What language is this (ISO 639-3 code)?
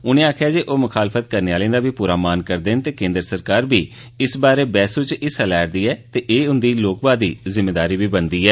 doi